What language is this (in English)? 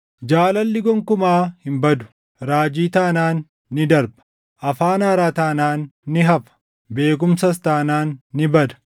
Oromo